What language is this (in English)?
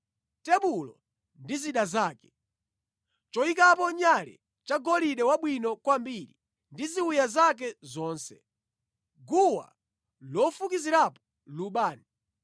Nyanja